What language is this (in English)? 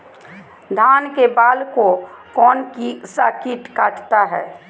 Magahi